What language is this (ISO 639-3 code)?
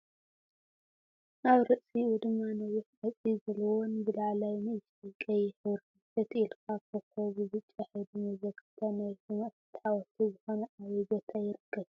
tir